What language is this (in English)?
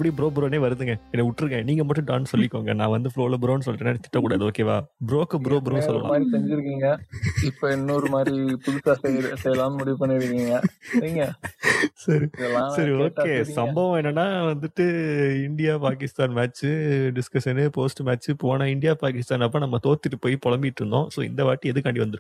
Tamil